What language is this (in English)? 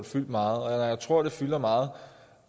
Danish